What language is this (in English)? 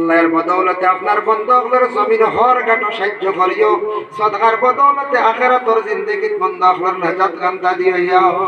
Arabic